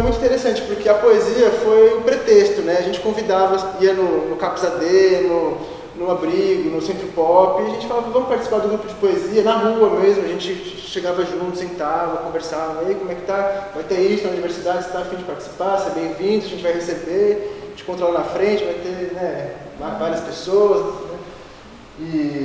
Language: Portuguese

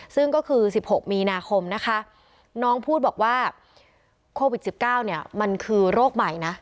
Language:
Thai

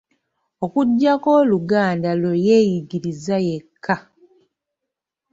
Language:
Ganda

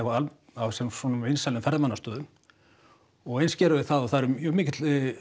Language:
Icelandic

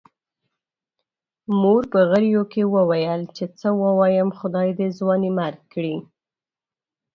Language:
Pashto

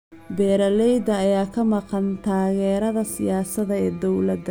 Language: Somali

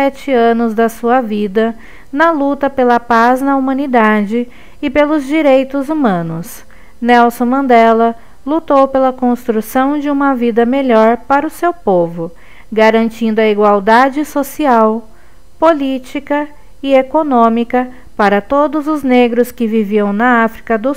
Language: Portuguese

